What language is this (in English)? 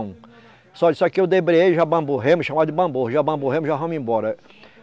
Portuguese